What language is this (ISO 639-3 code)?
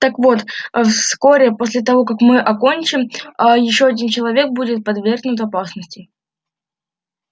rus